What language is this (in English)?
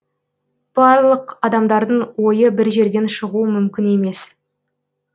Kazakh